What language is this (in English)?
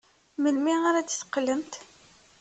Kabyle